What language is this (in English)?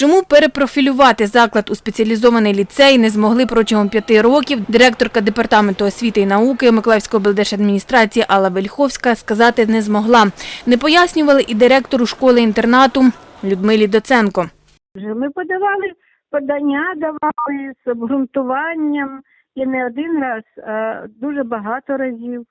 Ukrainian